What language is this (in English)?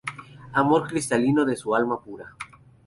Spanish